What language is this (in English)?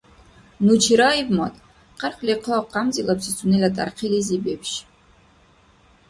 Dargwa